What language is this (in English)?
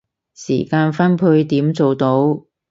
Cantonese